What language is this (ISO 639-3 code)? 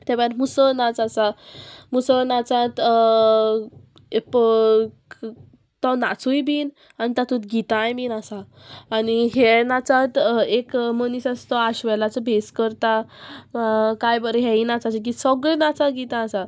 kok